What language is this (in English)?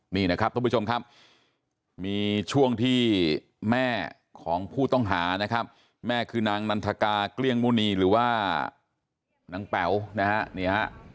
Thai